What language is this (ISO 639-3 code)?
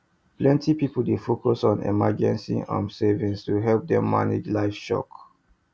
pcm